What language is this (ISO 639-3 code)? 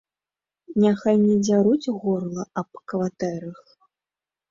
bel